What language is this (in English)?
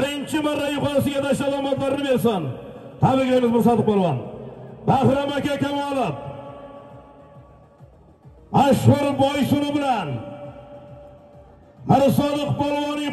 Turkish